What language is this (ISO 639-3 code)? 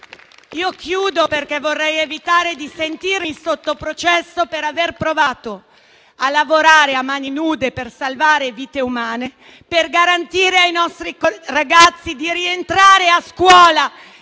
ita